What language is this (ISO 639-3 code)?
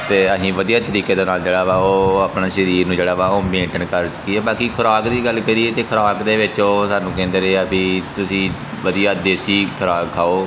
pan